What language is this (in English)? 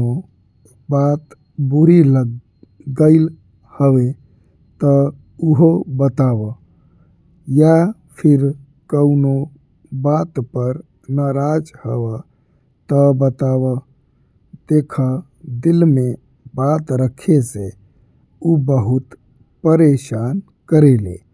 Bhojpuri